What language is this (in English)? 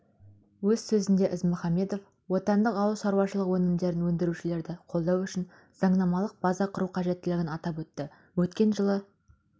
Kazakh